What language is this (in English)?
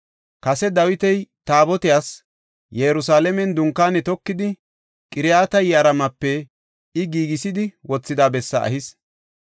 Gofa